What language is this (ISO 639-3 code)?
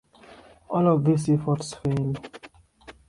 eng